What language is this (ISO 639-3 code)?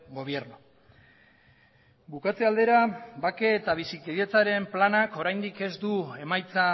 eus